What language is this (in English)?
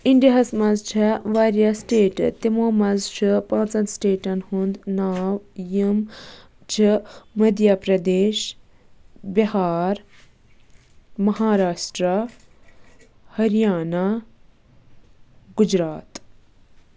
Kashmiri